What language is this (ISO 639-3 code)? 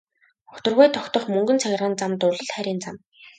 mon